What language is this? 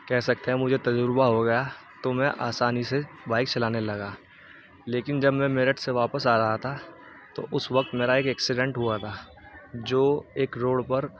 Urdu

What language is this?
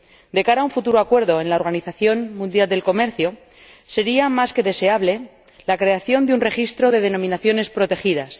Spanish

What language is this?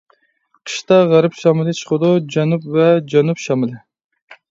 Uyghur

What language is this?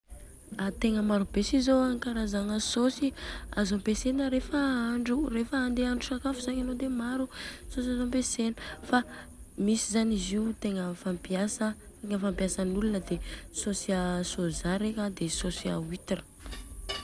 Southern Betsimisaraka Malagasy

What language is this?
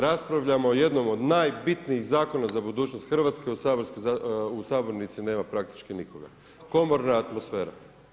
Croatian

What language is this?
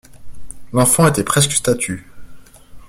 French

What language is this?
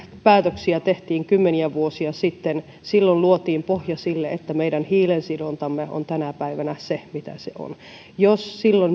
Finnish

